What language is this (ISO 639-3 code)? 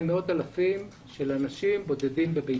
heb